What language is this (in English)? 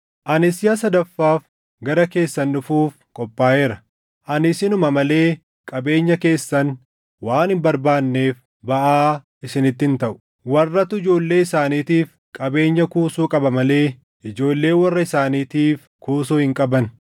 Oromo